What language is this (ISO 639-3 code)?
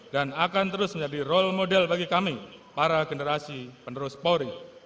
ind